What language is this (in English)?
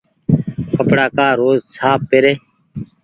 Goaria